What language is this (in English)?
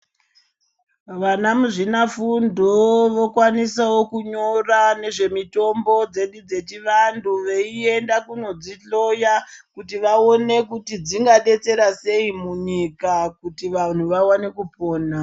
Ndau